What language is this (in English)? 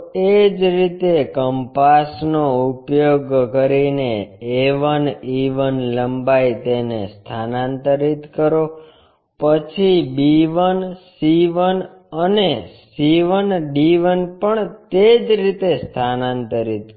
Gujarati